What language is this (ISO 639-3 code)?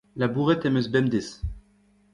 bre